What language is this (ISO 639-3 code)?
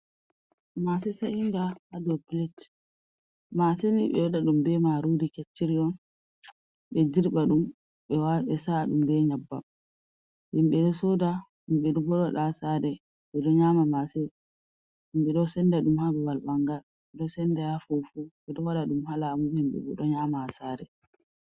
ful